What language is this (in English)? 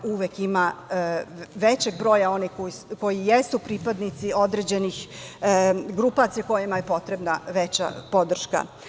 Serbian